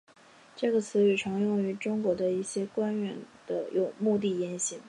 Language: Chinese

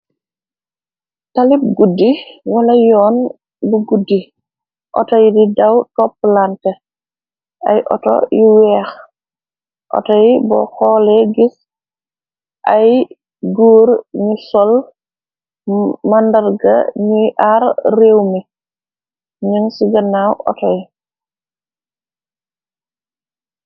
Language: Wolof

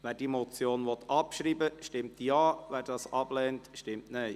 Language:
Swiss German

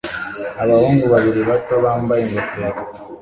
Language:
Kinyarwanda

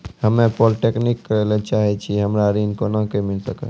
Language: Maithili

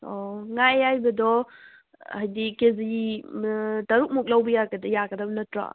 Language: Manipuri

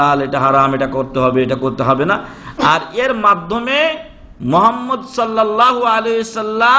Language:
Arabic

